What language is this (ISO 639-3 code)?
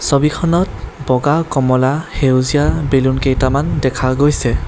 asm